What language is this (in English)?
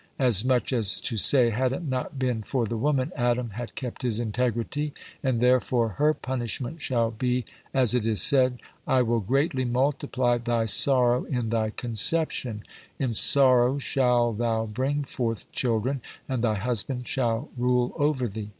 English